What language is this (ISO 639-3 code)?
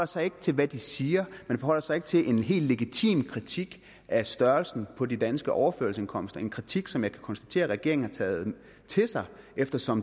dan